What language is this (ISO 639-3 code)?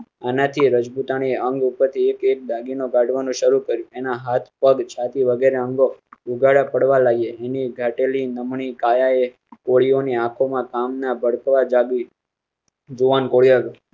guj